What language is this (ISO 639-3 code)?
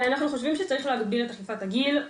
heb